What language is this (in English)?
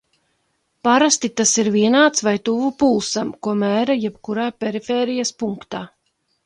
Latvian